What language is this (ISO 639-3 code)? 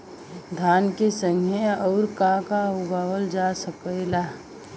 bho